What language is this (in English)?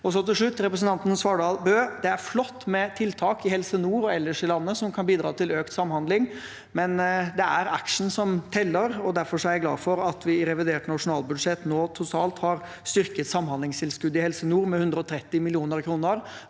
Norwegian